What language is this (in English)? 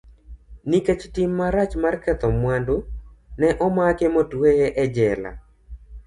Luo (Kenya and Tanzania)